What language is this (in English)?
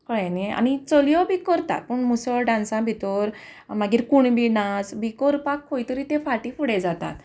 Konkani